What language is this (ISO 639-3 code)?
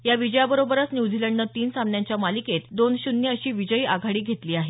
mar